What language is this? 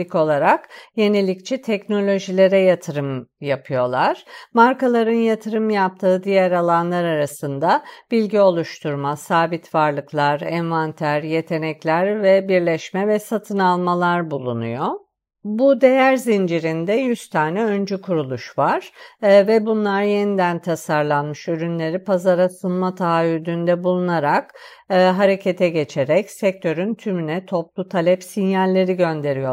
Turkish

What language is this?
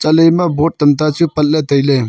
Wancho Naga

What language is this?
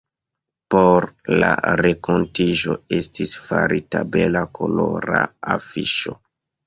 Esperanto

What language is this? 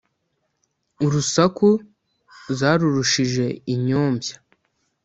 Kinyarwanda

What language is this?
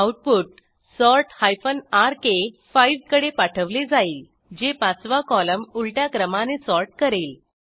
Marathi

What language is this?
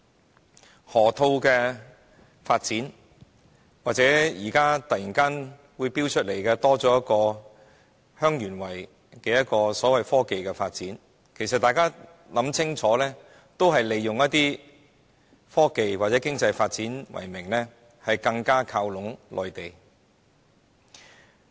Cantonese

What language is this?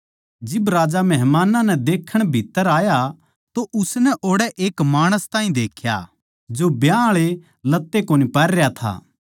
Haryanvi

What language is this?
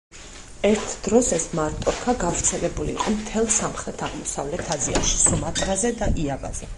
Georgian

